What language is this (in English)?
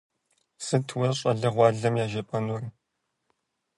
Kabardian